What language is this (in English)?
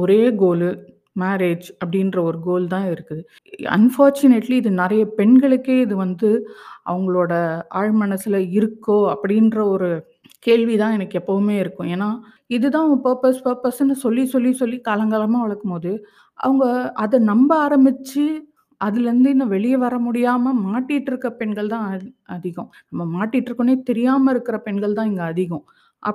Tamil